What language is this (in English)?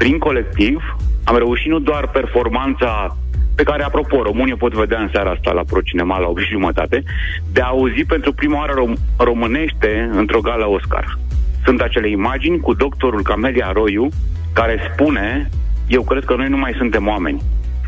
Romanian